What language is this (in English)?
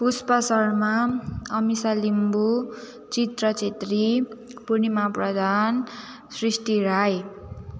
Nepali